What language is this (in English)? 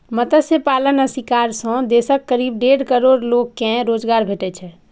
Maithili